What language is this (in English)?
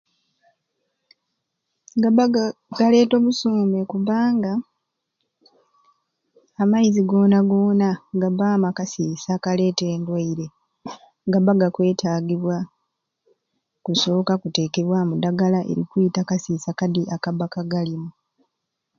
Ruuli